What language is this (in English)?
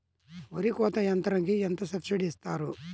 Telugu